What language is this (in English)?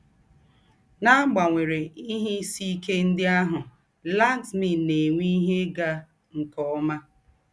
Igbo